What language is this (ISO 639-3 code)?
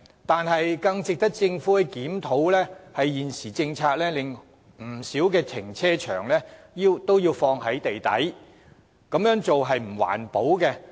yue